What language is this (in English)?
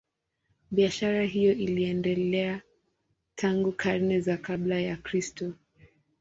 Swahili